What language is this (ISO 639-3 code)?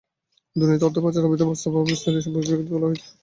ben